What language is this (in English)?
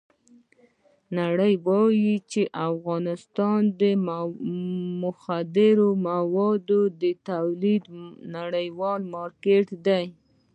Pashto